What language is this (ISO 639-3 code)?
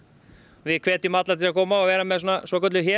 isl